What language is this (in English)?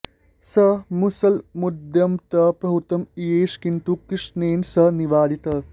Sanskrit